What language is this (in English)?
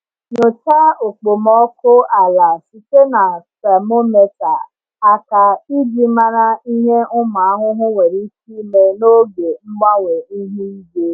Igbo